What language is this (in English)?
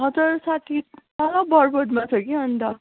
Nepali